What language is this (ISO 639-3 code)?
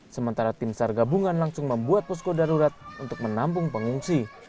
ind